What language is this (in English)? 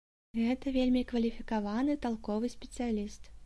Belarusian